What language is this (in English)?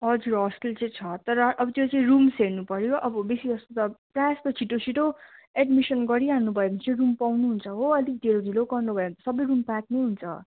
Nepali